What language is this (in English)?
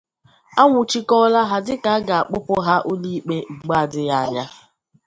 Igbo